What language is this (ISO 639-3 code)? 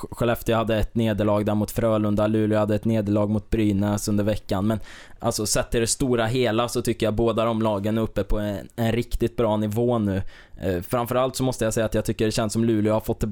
swe